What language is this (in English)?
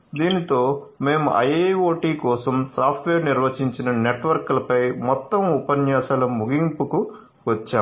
Telugu